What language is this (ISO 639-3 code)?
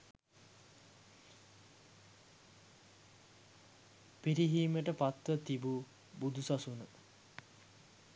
sin